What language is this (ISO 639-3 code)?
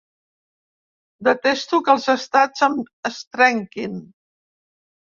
cat